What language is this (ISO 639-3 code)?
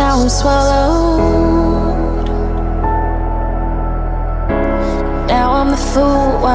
eng